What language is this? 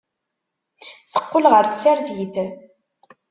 Kabyle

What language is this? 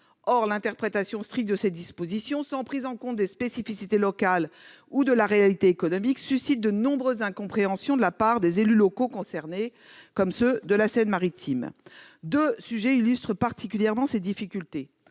French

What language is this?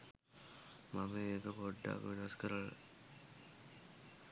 Sinhala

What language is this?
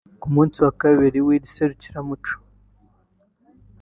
Kinyarwanda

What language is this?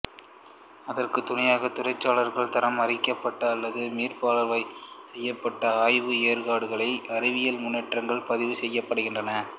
Tamil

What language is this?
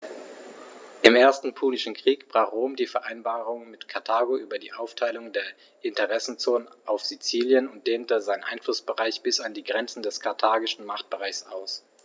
German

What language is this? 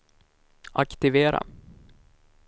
Swedish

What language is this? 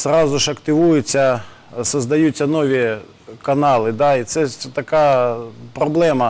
Ukrainian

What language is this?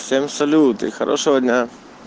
Russian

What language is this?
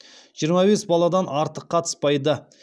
Kazakh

